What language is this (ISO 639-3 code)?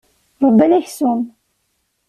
kab